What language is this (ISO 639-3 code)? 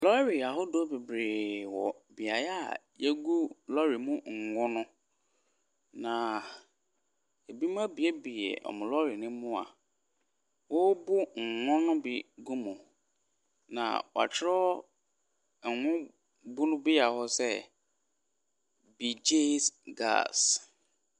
aka